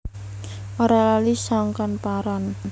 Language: Javanese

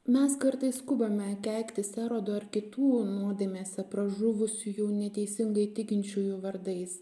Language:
Lithuanian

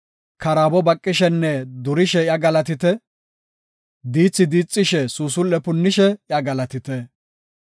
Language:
Gofa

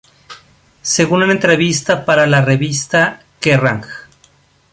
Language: Spanish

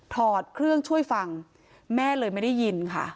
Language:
Thai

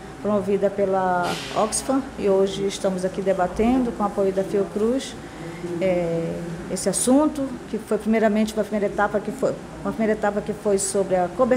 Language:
Portuguese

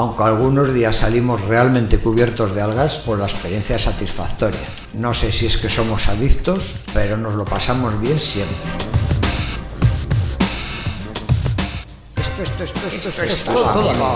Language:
Spanish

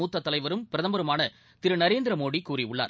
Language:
Tamil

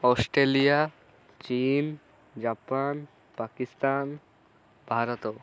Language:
Odia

